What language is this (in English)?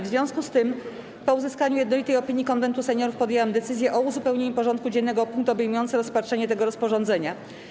Polish